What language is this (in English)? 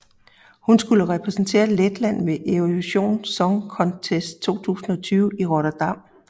Danish